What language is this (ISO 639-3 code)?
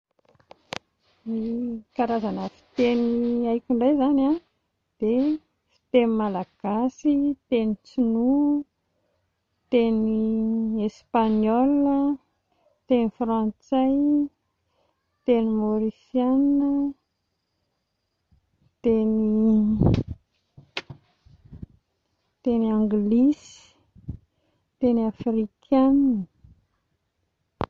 mlg